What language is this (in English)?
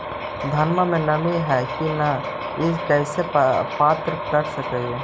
Magahi